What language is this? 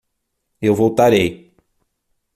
Portuguese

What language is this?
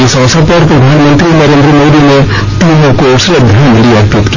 Hindi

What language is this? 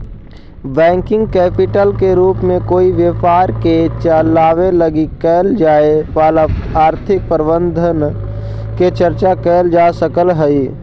Magahi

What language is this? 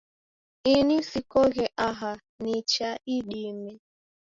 Taita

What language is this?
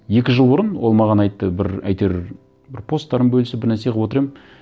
Kazakh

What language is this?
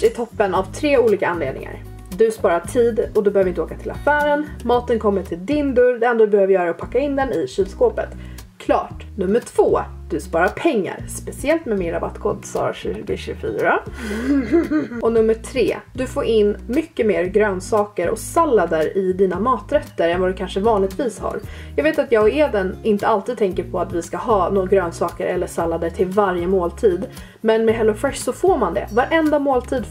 Swedish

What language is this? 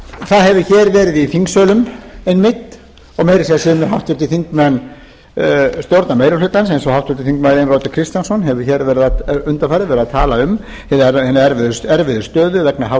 Icelandic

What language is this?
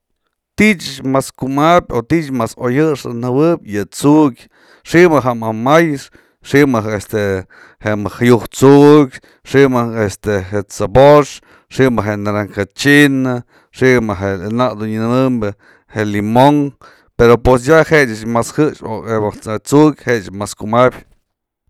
Mazatlán Mixe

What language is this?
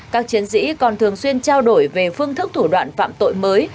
Vietnamese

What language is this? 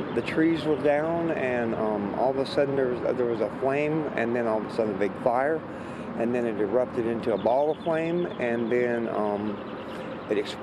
English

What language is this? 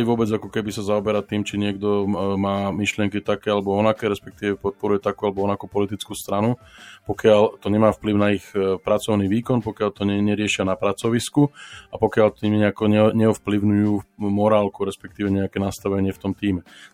Slovak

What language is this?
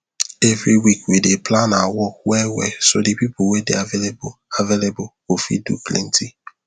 Nigerian Pidgin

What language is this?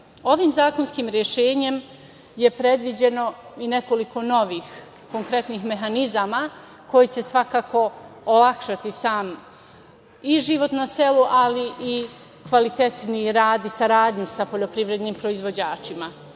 Serbian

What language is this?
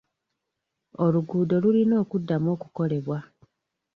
Ganda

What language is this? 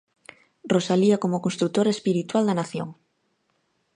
Galician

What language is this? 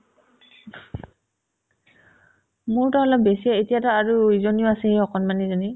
Assamese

